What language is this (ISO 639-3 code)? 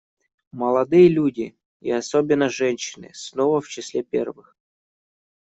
rus